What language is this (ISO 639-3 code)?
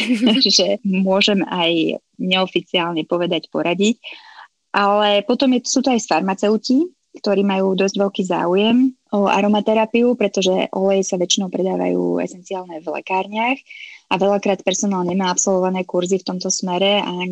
slk